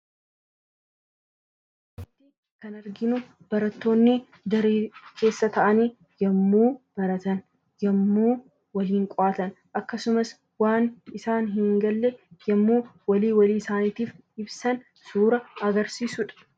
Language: Oromo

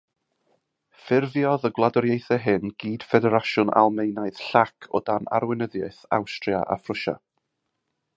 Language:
Welsh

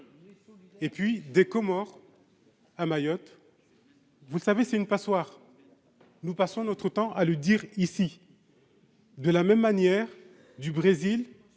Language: French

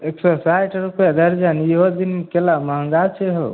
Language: Maithili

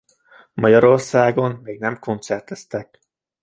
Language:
Hungarian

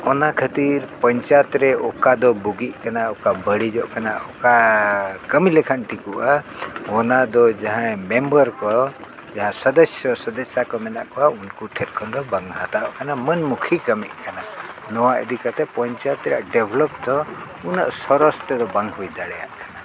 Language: Santali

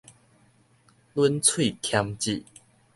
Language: Min Nan Chinese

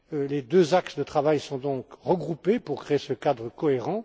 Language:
French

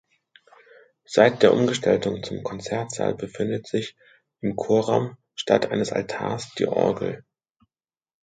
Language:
German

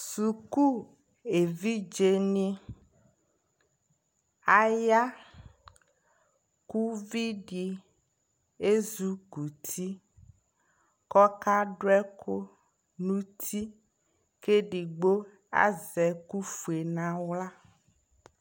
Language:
Ikposo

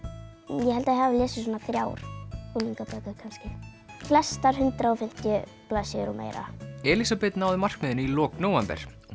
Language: Icelandic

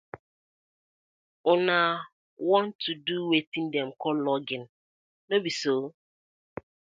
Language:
Nigerian Pidgin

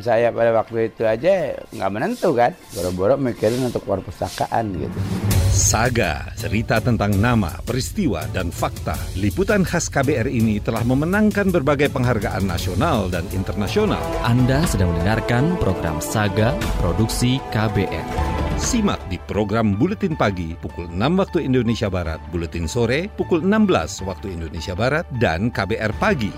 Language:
Indonesian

